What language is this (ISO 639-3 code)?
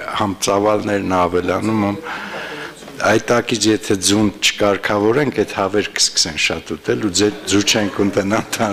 ron